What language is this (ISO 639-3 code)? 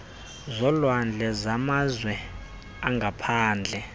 xho